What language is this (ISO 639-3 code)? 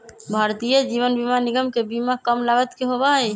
mag